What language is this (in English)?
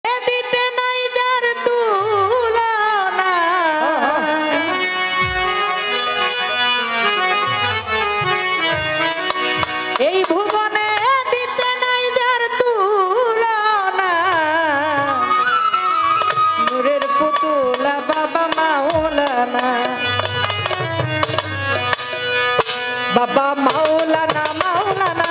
Arabic